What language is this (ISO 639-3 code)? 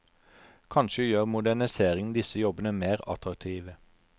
nor